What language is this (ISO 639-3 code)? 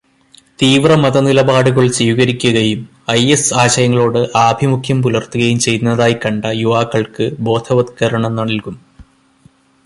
mal